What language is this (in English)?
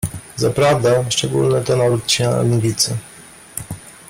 Polish